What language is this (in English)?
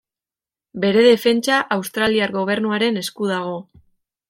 Basque